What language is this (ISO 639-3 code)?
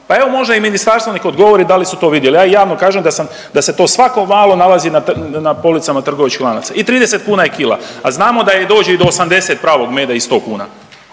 hrv